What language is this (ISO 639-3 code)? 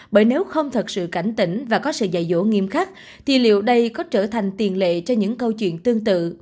vie